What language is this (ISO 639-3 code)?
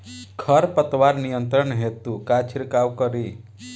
bho